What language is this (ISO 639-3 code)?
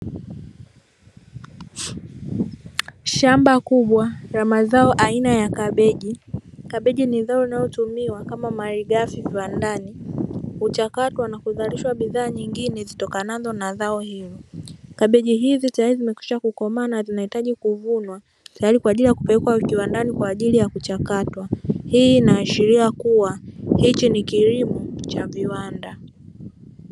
swa